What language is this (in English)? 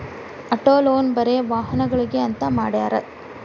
Kannada